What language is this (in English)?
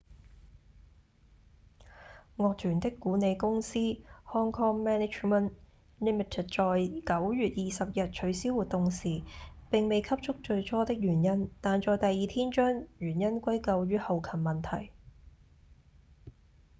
Cantonese